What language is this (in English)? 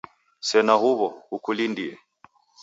Taita